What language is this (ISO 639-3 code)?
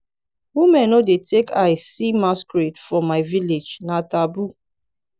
pcm